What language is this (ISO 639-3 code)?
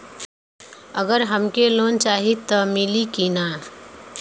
bho